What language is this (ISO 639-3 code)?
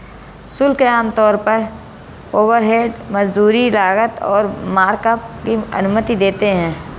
hin